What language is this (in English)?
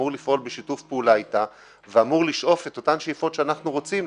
Hebrew